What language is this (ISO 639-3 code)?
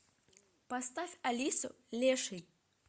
rus